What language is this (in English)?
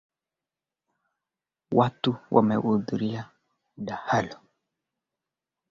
Swahili